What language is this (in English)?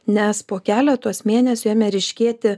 Lithuanian